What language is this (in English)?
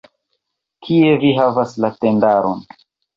Esperanto